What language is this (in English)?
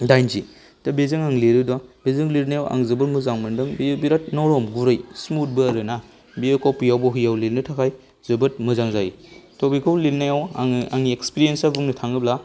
Bodo